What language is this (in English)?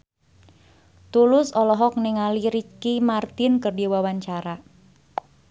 Sundanese